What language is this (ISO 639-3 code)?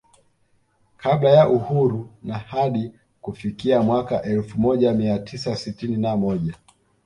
swa